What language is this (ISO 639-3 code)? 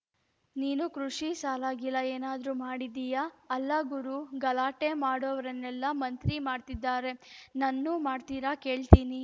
kan